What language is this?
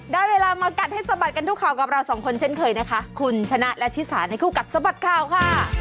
Thai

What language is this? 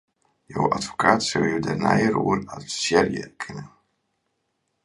Western Frisian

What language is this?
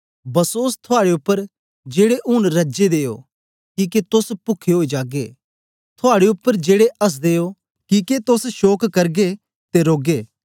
Dogri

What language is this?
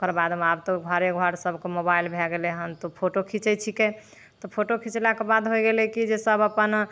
Maithili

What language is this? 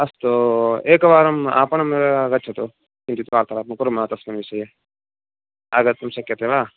Sanskrit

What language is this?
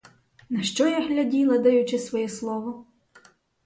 Ukrainian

